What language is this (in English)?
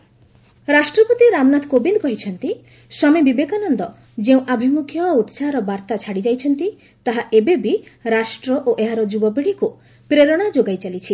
Odia